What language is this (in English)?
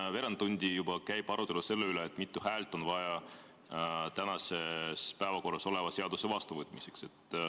Estonian